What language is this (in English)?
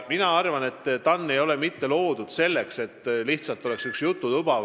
Estonian